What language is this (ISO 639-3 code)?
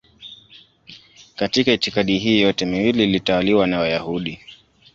swa